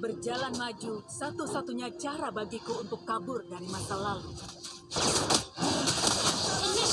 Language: Indonesian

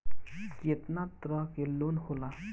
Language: Bhojpuri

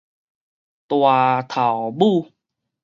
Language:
Min Nan Chinese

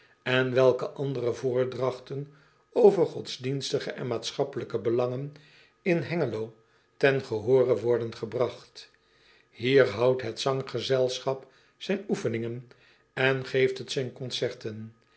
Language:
Dutch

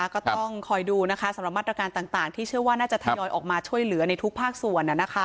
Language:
Thai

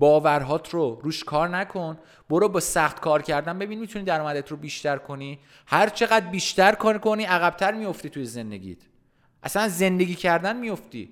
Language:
Persian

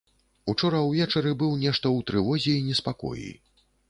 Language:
Belarusian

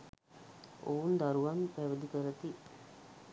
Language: Sinhala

